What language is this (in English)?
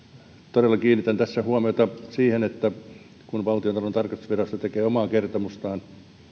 Finnish